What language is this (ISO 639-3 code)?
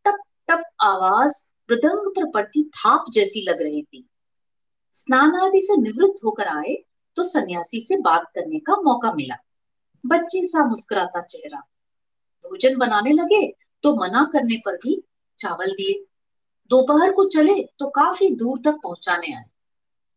hin